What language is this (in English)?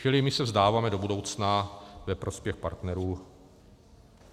Czech